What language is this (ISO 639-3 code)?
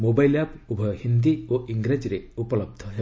ori